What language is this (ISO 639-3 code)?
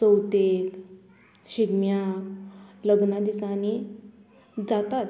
kok